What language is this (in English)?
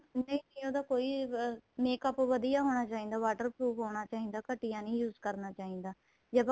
Punjabi